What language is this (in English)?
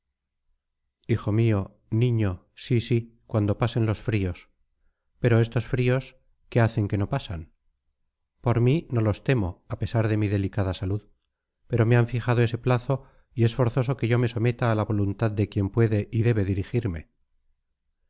Spanish